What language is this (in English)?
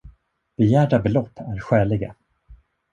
Swedish